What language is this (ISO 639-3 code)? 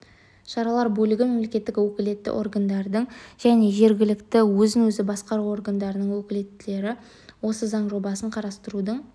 kaz